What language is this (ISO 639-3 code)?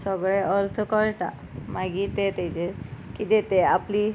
kok